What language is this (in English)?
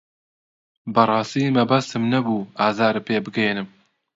Central Kurdish